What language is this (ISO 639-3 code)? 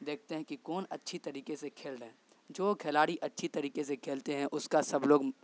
urd